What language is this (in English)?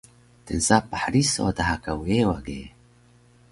Taroko